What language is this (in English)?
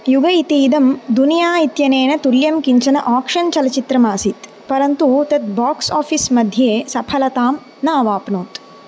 Sanskrit